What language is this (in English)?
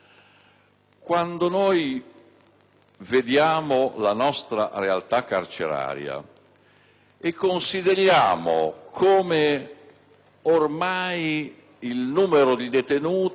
Italian